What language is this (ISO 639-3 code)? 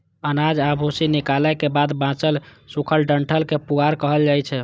mai